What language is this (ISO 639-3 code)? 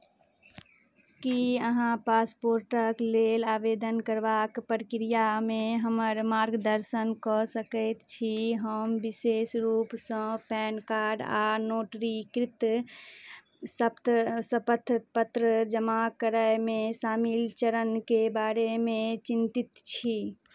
mai